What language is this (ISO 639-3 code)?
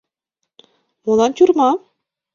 chm